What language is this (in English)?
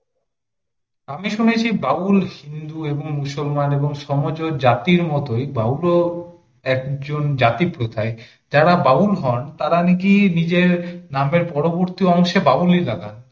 Bangla